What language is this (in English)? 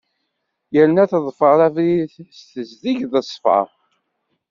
Kabyle